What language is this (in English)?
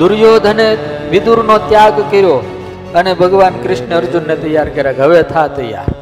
Gujarati